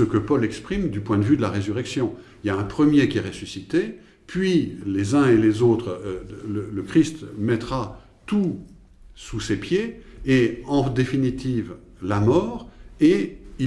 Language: French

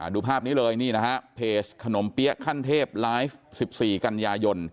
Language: Thai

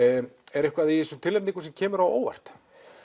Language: Icelandic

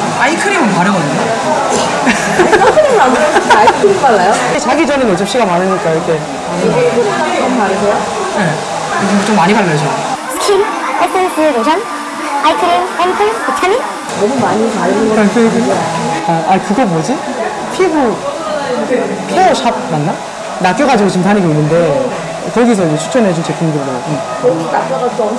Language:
Korean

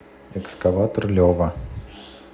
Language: Russian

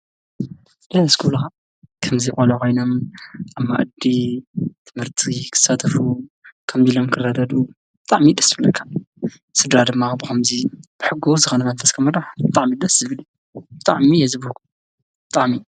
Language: Tigrinya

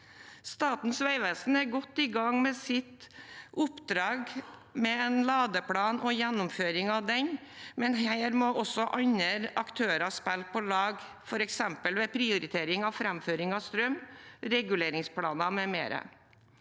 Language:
Norwegian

